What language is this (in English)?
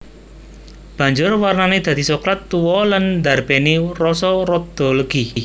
Javanese